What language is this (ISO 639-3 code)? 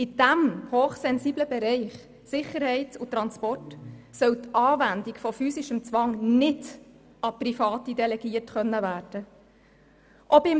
gsw